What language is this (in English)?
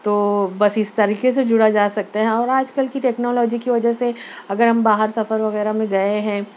Urdu